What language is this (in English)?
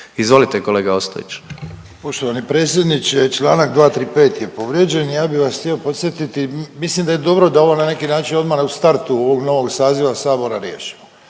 Croatian